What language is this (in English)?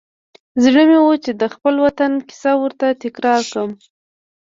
Pashto